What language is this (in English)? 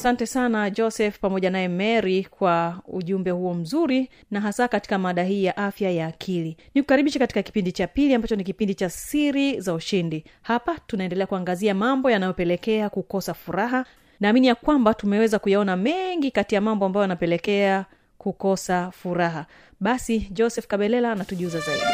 Swahili